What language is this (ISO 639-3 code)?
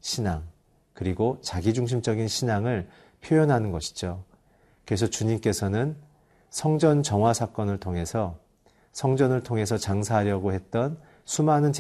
kor